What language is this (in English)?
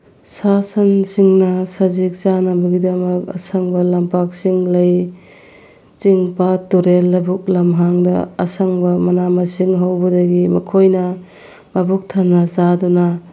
Manipuri